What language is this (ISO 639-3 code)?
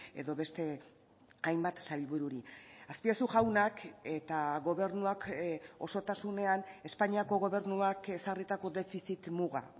eus